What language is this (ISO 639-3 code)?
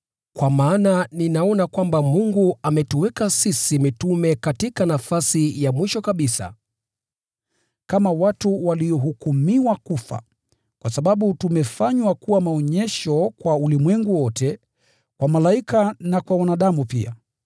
swa